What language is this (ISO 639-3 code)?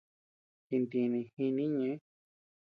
cux